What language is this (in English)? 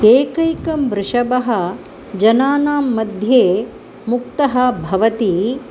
Sanskrit